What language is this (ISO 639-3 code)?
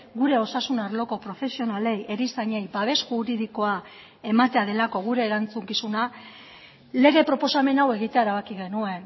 eus